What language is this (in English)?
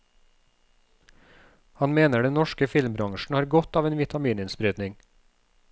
Norwegian